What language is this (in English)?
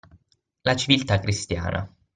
Italian